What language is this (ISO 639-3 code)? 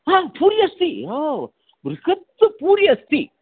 san